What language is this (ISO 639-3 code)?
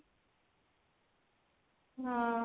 ori